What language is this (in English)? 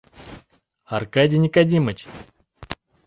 Mari